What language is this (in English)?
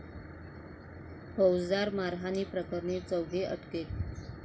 Marathi